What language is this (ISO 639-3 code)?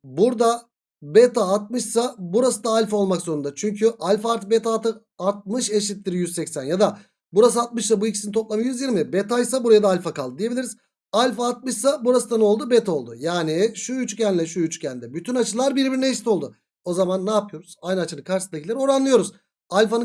tur